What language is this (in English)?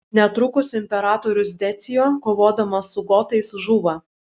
Lithuanian